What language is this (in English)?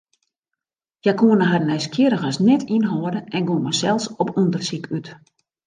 Western Frisian